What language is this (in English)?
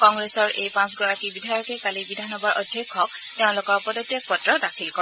Assamese